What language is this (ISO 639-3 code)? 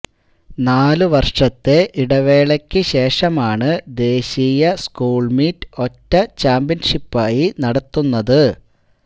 mal